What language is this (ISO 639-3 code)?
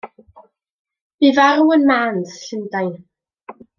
cym